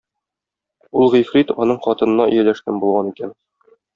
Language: Tatar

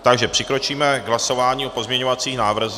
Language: Czech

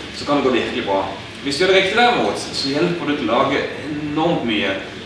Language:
Norwegian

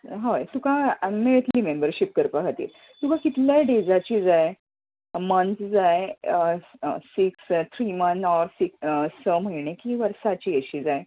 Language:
Konkani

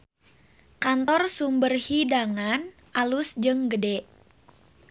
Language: Sundanese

